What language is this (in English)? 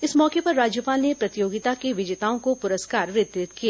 Hindi